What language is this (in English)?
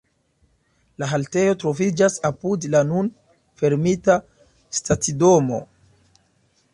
Esperanto